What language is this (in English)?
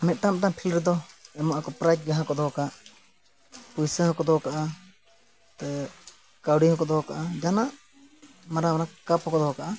Santali